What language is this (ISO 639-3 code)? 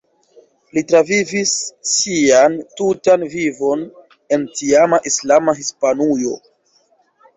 epo